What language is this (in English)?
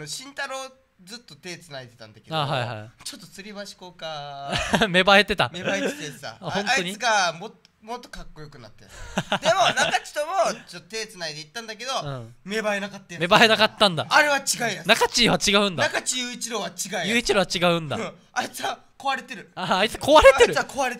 Japanese